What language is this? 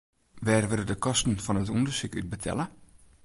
Western Frisian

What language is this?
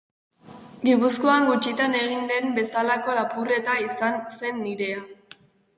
Basque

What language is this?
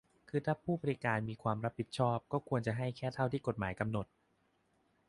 Thai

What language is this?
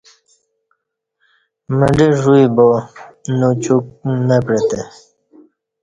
Kati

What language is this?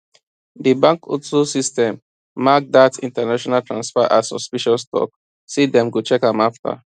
Nigerian Pidgin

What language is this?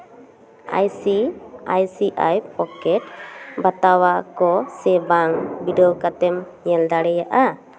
Santali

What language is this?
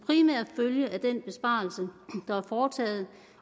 Danish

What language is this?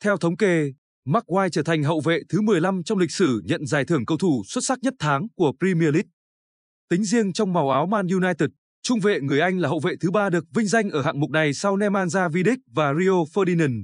Vietnamese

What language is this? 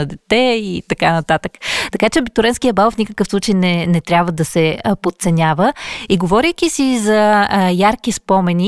Bulgarian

